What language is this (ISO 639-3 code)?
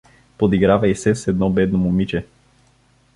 bul